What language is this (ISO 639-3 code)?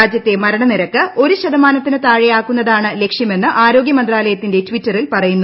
mal